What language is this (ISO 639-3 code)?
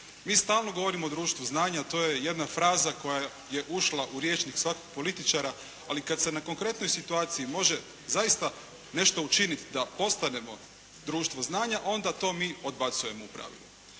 hrv